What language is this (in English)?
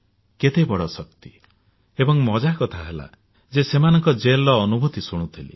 Odia